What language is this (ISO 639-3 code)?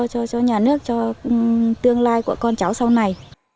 vie